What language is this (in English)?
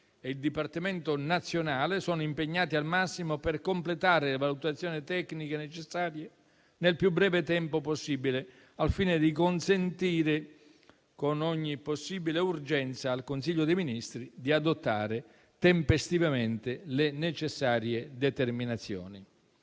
Italian